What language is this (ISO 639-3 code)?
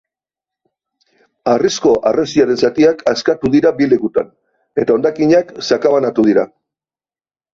eus